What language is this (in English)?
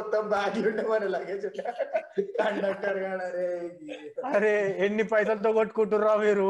Telugu